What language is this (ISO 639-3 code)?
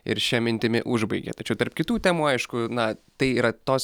lit